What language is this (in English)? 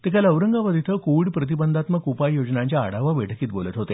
Marathi